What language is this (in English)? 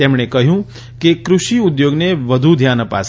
Gujarati